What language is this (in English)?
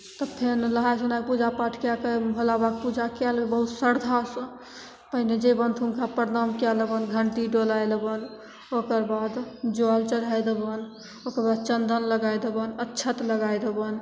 Maithili